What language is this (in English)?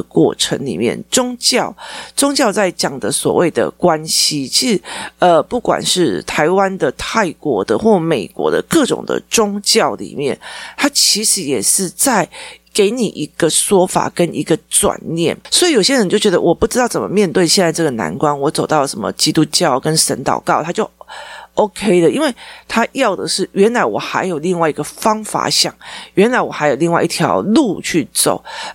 Chinese